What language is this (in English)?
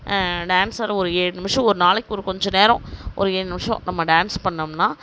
Tamil